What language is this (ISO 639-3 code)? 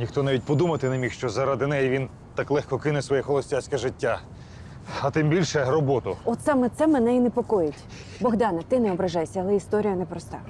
ukr